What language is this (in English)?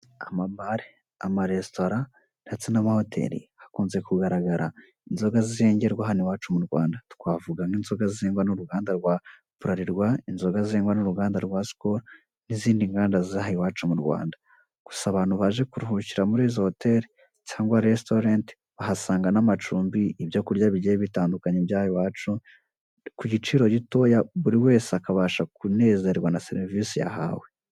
Kinyarwanda